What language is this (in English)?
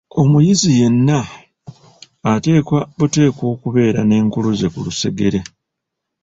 Ganda